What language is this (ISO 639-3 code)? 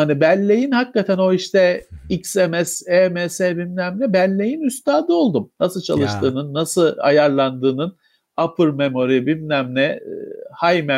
tur